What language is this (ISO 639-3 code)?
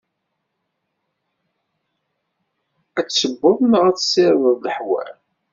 kab